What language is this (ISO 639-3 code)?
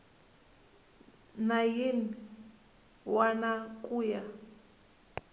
tso